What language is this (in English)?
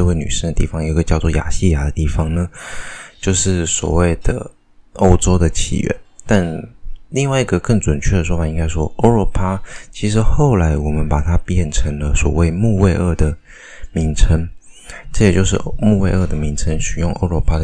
Chinese